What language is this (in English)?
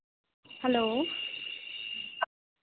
Dogri